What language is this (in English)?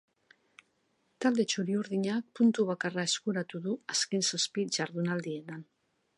Basque